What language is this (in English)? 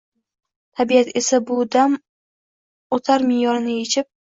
Uzbek